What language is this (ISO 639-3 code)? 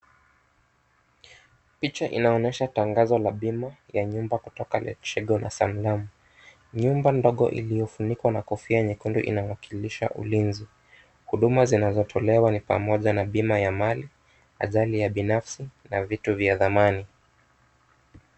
swa